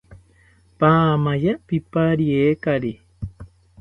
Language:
South Ucayali Ashéninka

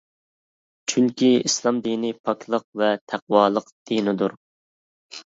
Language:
Uyghur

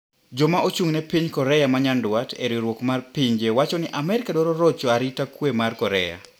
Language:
Luo (Kenya and Tanzania)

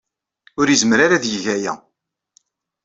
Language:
Kabyle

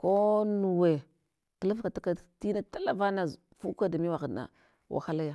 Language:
Hwana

